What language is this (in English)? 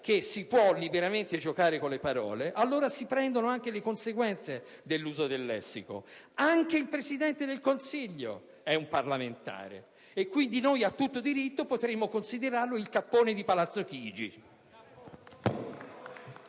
Italian